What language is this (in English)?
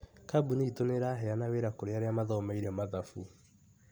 Kikuyu